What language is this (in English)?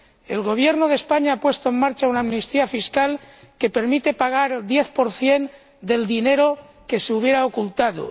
Spanish